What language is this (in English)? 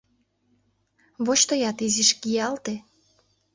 Mari